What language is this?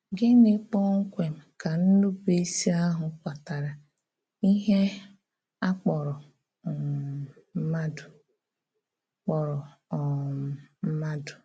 Igbo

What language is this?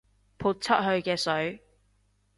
Cantonese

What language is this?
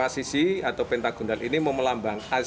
Indonesian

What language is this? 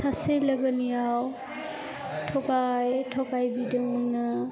Bodo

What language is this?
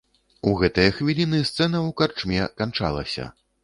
Belarusian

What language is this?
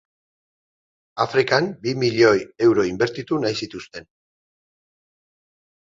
Basque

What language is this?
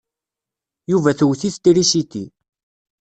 Kabyle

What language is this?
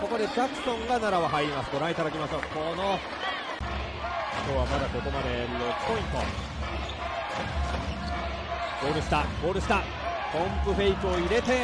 Japanese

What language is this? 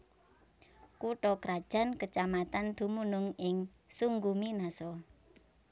Javanese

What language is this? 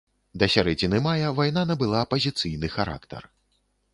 Belarusian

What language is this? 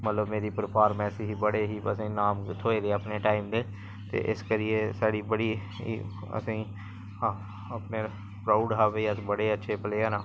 Dogri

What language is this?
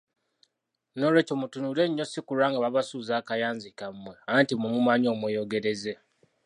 Ganda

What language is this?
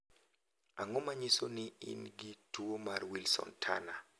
Luo (Kenya and Tanzania)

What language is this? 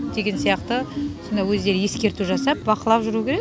Kazakh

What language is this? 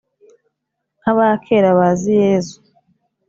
Kinyarwanda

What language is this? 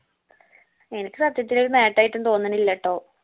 Malayalam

